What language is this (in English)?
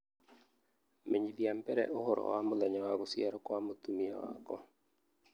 Kikuyu